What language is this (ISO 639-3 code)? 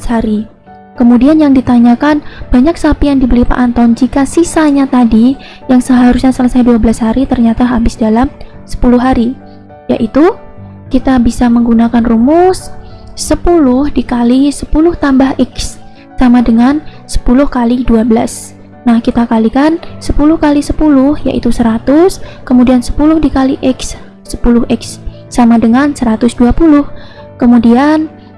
ind